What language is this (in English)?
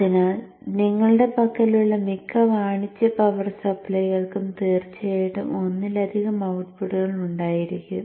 Malayalam